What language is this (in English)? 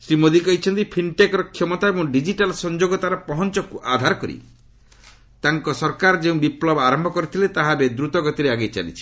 Odia